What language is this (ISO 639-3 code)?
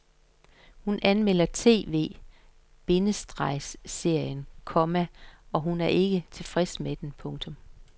dan